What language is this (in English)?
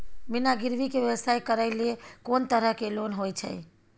Maithili